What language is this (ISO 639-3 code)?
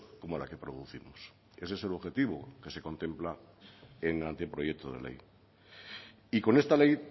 spa